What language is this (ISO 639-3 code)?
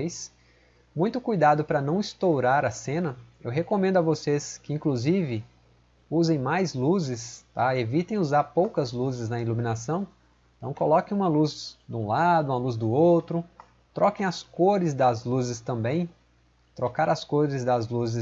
por